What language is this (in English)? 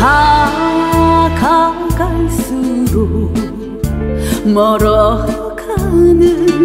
Korean